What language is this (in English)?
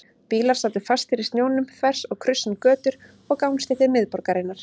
Icelandic